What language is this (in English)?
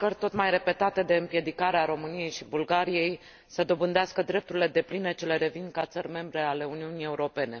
Romanian